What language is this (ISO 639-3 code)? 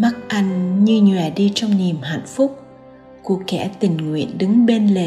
vie